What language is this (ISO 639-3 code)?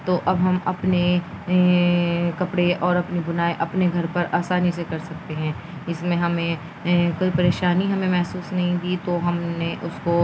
urd